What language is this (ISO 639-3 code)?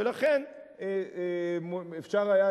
heb